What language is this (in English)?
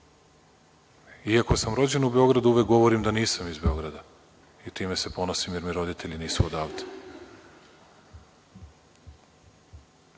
Serbian